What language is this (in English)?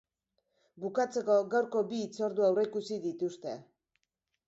Basque